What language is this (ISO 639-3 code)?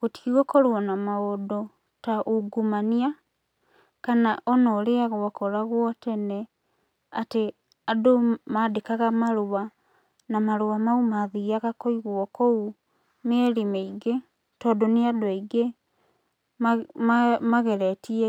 kik